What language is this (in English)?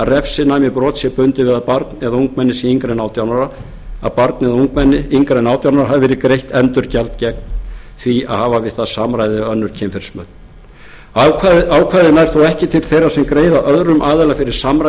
Icelandic